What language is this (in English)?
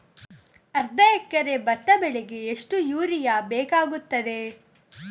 Kannada